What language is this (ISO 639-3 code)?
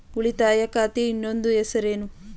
kan